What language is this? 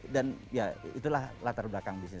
Indonesian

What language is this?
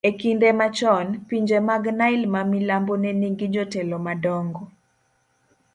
Luo (Kenya and Tanzania)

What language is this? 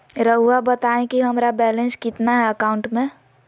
Magahi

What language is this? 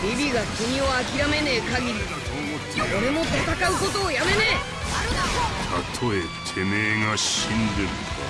Japanese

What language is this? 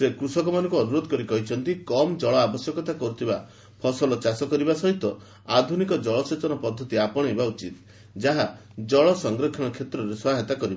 Odia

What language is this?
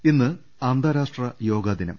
Malayalam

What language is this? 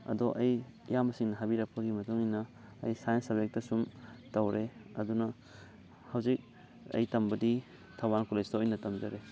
Manipuri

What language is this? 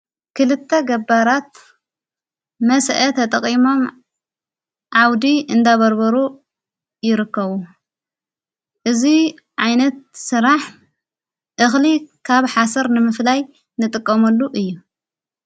Tigrinya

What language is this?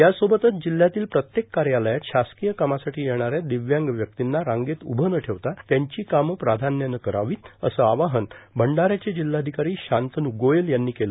Marathi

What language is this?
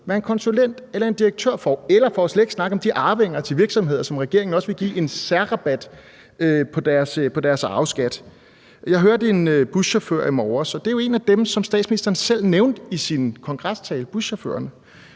Danish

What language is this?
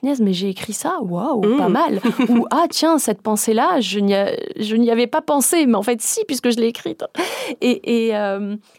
French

